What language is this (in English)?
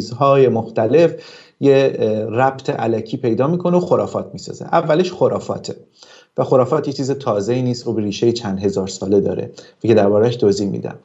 Persian